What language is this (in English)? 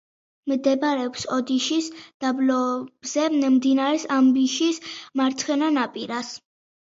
Georgian